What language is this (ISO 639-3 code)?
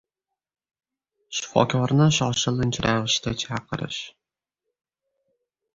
uzb